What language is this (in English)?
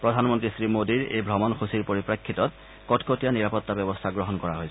Assamese